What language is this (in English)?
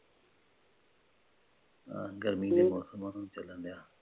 Punjabi